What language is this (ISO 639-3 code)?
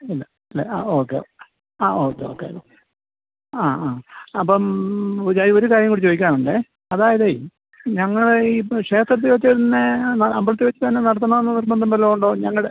mal